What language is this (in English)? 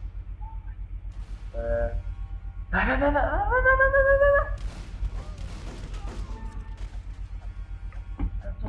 Italian